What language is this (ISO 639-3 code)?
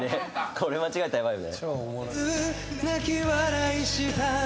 jpn